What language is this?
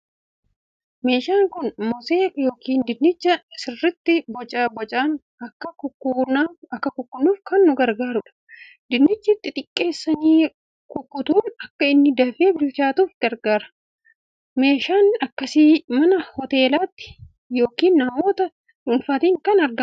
Oromo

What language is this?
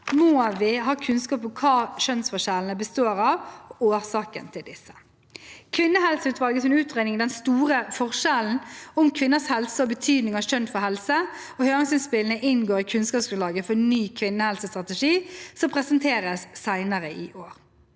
Norwegian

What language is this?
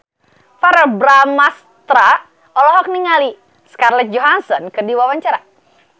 Sundanese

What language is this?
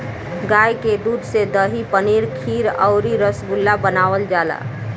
Bhojpuri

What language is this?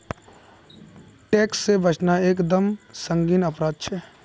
Magahi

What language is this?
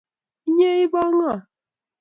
Kalenjin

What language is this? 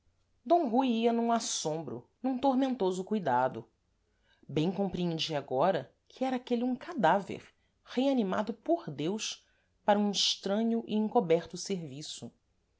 Portuguese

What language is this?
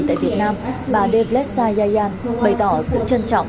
Vietnamese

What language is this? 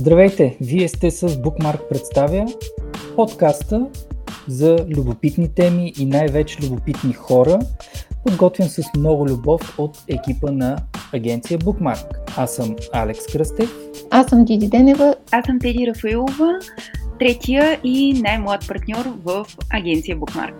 Bulgarian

